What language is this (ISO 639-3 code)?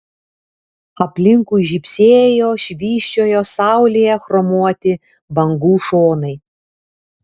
lit